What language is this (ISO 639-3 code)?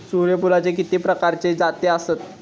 mar